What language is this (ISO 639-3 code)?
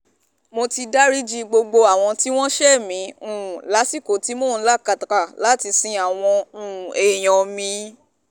yor